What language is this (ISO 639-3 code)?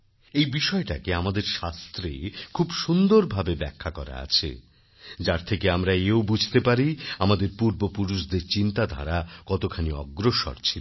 ben